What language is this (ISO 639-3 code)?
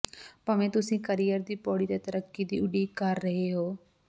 pan